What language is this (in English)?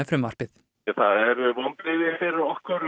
Icelandic